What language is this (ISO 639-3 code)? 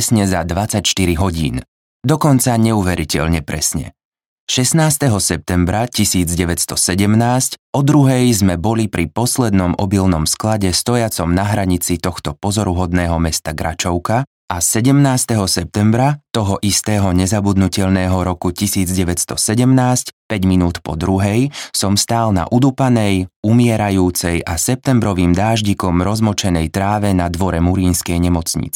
slk